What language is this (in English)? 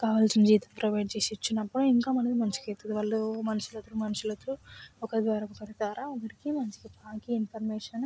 Telugu